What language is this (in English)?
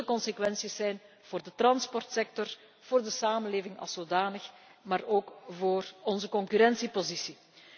Dutch